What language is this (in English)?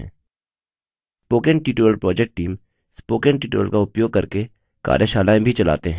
Hindi